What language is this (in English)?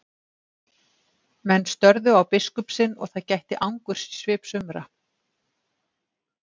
Icelandic